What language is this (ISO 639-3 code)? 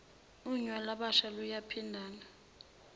zul